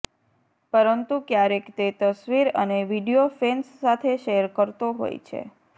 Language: Gujarati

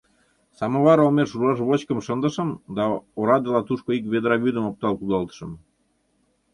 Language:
Mari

